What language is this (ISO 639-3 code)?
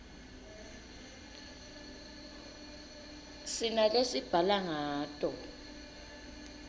ssw